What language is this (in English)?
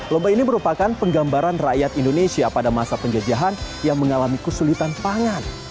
Indonesian